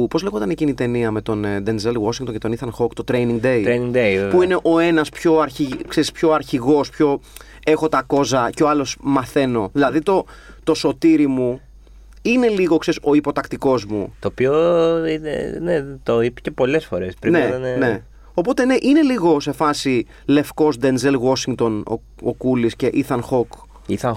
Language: Greek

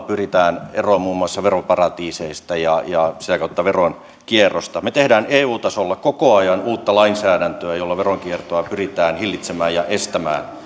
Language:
Finnish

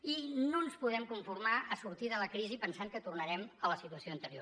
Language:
Catalan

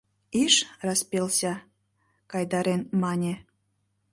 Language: Mari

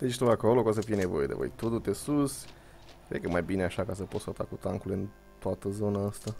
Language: Romanian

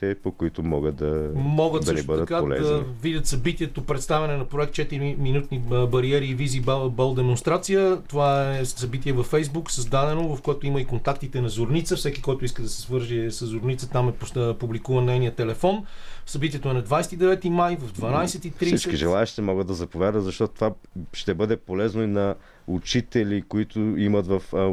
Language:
Bulgarian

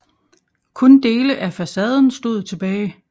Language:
Danish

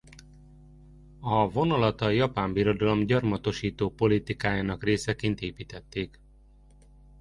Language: Hungarian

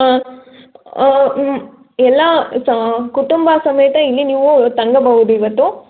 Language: Kannada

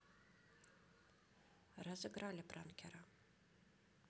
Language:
Russian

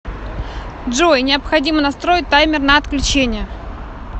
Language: Russian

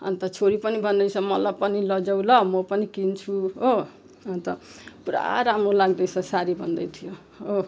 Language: Nepali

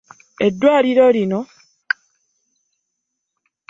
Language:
Ganda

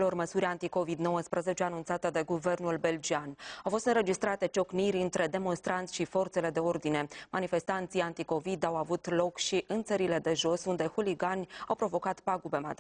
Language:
Romanian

